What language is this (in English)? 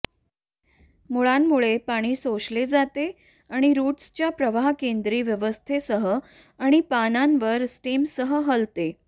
Marathi